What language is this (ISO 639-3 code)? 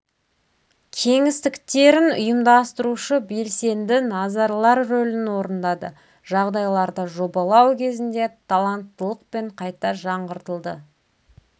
kaz